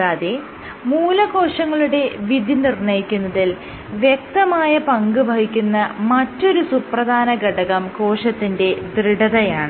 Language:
Malayalam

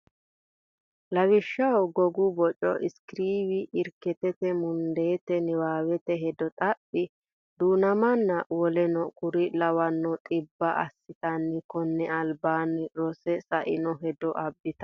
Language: Sidamo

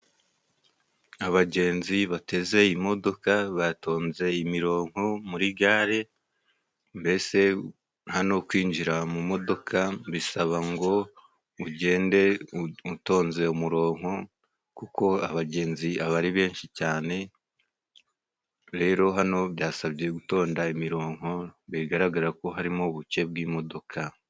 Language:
Kinyarwanda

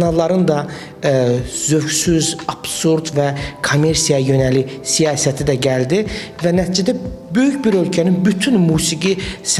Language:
Turkish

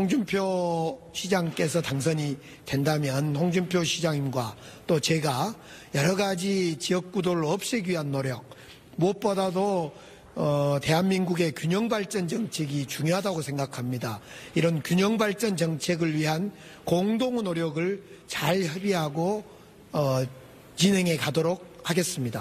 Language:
Korean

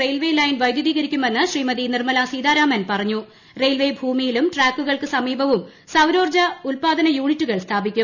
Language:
Malayalam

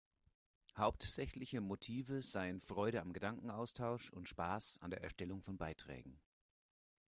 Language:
German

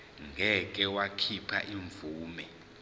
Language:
Zulu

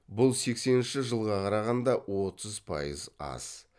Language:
Kazakh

